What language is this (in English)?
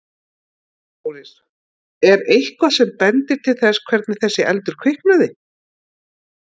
Icelandic